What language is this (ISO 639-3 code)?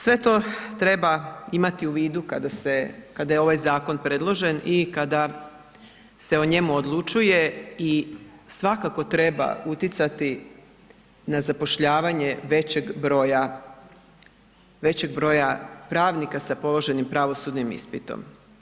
hrv